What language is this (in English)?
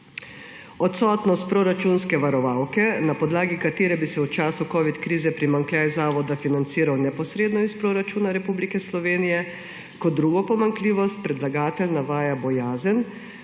Slovenian